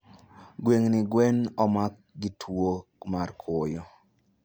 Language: Luo (Kenya and Tanzania)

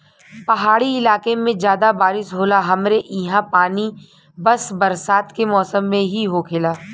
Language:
Bhojpuri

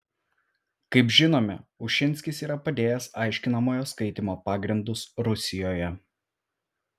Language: Lithuanian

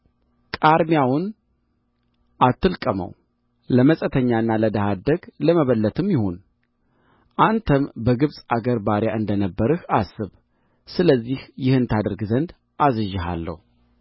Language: Amharic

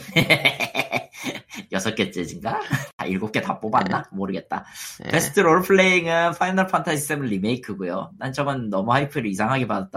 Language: Korean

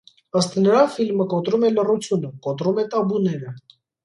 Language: Armenian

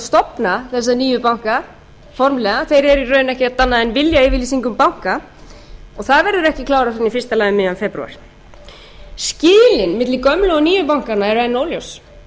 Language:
Icelandic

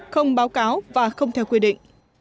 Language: Vietnamese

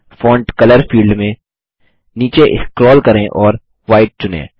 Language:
Hindi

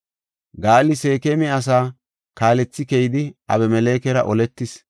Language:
Gofa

